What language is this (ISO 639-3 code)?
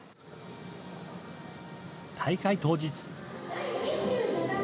jpn